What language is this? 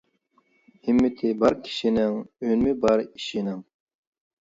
Uyghur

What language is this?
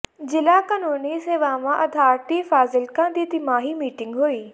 Punjabi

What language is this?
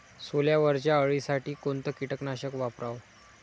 Marathi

